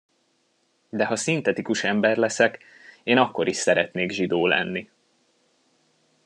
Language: Hungarian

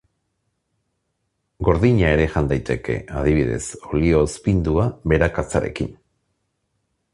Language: Basque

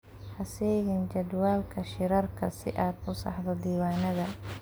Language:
Somali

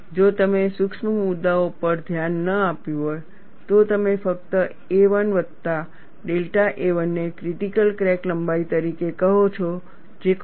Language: Gujarati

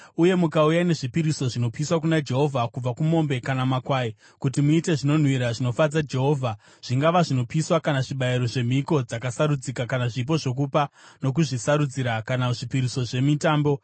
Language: Shona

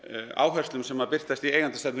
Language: Icelandic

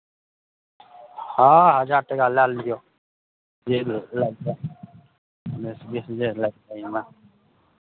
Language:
Maithili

